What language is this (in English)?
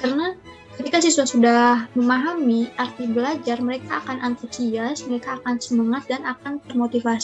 Indonesian